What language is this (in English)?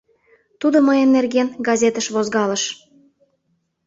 Mari